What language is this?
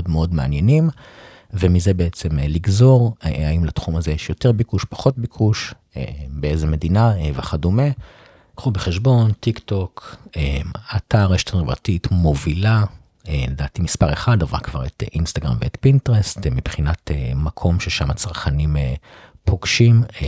Hebrew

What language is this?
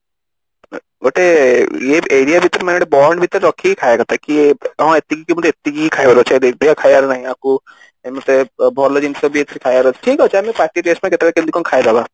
Odia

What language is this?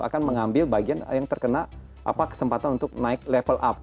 Indonesian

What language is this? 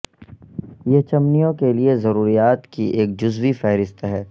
Urdu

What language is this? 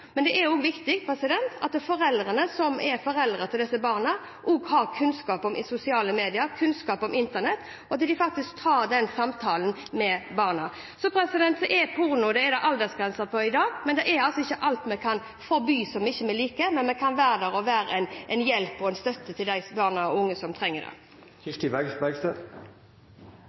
Norwegian Bokmål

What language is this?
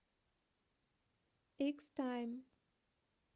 Russian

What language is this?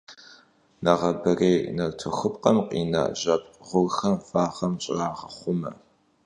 Kabardian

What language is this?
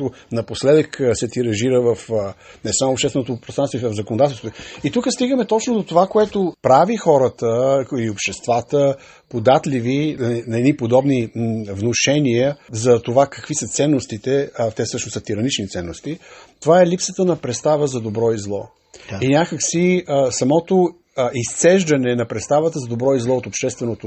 Bulgarian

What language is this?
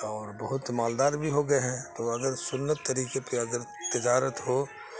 Urdu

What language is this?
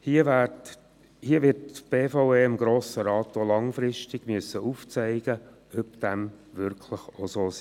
Swiss German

